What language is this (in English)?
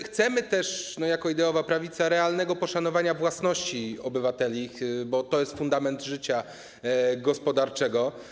Polish